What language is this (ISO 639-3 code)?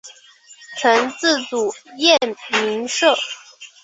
zho